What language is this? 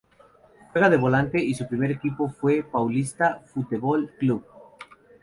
Spanish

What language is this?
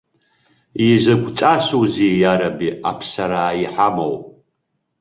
Abkhazian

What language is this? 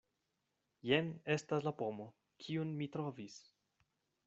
Esperanto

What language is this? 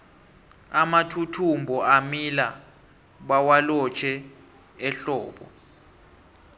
South Ndebele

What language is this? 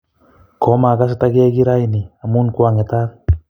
Kalenjin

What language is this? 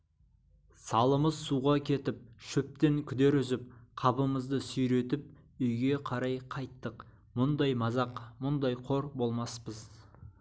Kazakh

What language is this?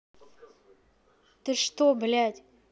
Russian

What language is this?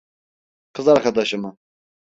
Turkish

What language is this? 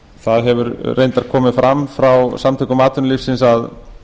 Icelandic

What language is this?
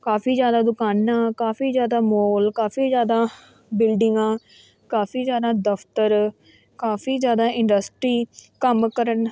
Punjabi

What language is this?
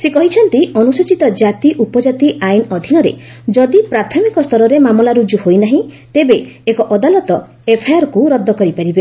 Odia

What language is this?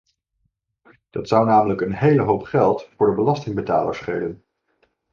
Dutch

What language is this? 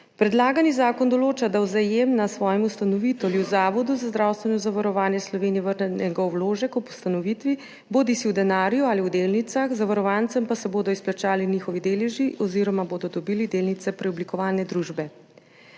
Slovenian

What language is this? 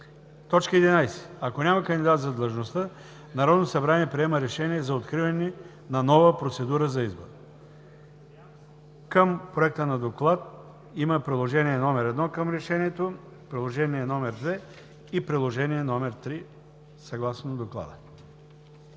Bulgarian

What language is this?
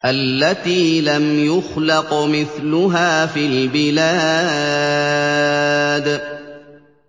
Arabic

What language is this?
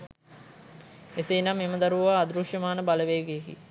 Sinhala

